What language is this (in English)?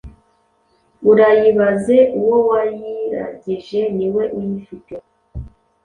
Kinyarwanda